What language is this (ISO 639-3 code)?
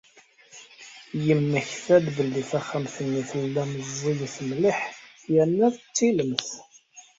kab